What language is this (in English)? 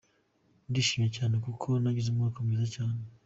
Kinyarwanda